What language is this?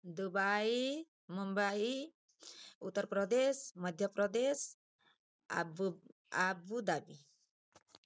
Odia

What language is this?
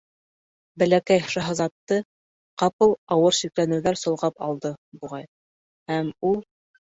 Bashkir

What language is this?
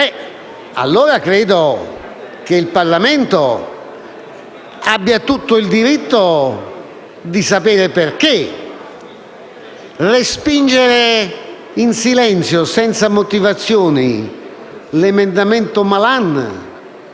Italian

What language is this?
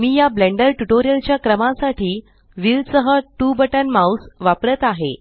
Marathi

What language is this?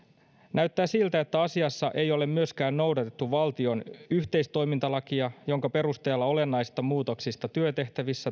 Finnish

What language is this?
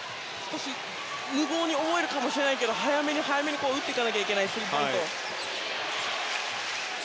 Japanese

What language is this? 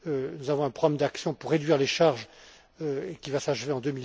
French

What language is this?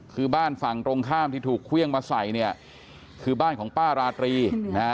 Thai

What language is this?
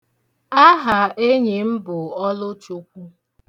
Igbo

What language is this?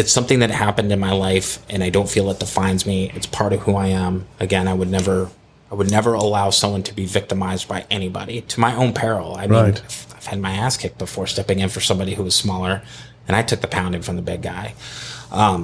English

